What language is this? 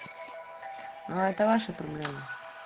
Russian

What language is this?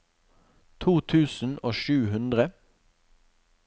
Norwegian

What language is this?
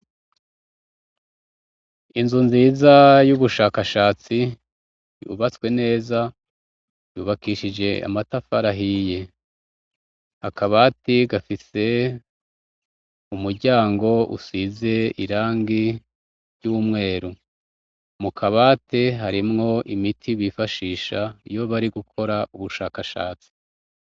Rundi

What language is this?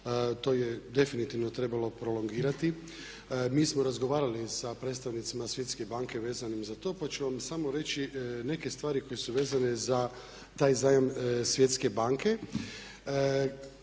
Croatian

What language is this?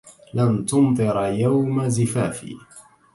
Arabic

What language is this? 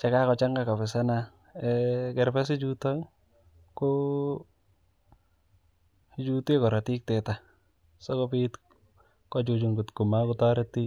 Kalenjin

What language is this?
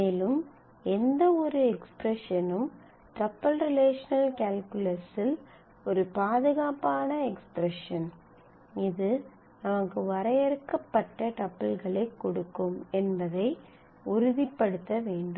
Tamil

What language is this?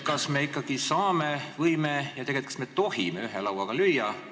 Estonian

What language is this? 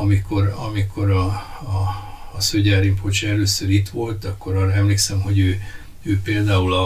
Hungarian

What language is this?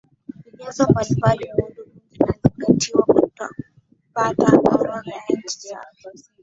Swahili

